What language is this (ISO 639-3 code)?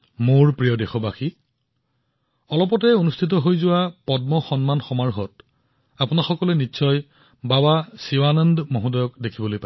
asm